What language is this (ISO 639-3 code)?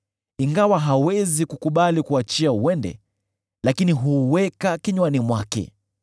swa